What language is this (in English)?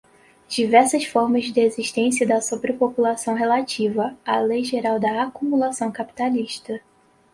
Portuguese